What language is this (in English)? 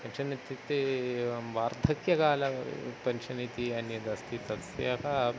Sanskrit